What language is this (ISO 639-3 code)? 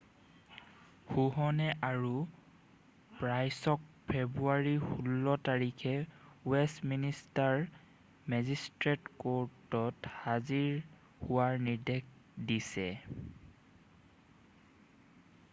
asm